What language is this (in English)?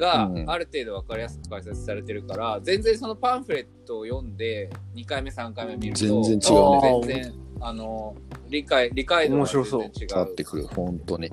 Japanese